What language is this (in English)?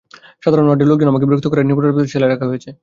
Bangla